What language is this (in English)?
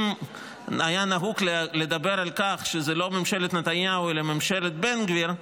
Hebrew